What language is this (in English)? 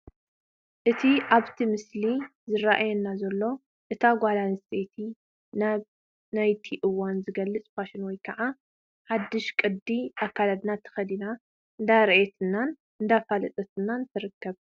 Tigrinya